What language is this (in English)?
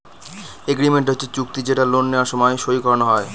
Bangla